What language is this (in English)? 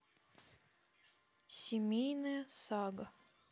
Russian